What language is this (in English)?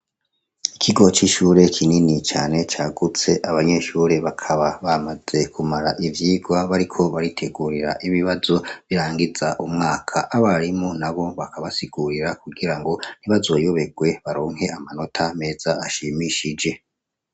Rundi